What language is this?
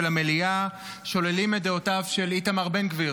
Hebrew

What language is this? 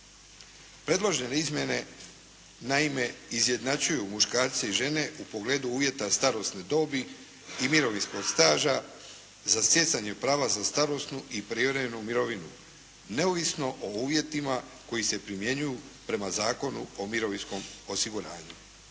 Croatian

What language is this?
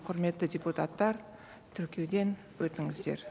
Kazakh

